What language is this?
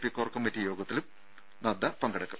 Malayalam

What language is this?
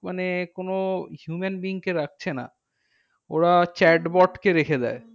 Bangla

